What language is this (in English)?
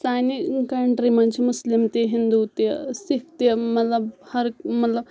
Kashmiri